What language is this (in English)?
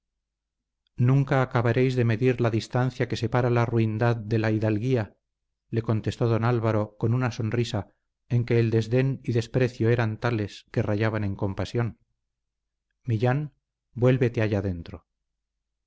Spanish